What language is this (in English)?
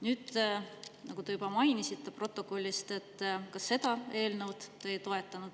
Estonian